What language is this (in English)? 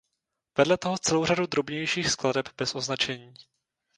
Czech